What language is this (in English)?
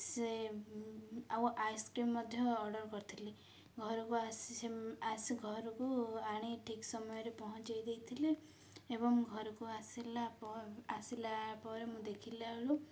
Odia